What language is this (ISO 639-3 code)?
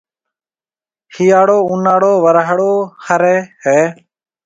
mve